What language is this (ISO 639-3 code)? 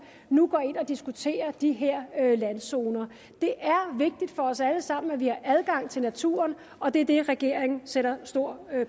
dan